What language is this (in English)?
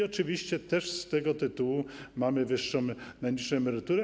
Polish